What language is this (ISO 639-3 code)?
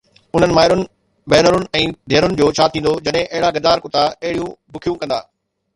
snd